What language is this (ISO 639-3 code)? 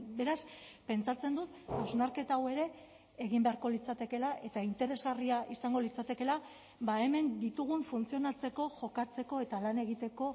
eus